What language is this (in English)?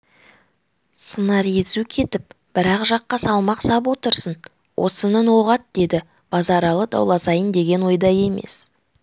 Kazakh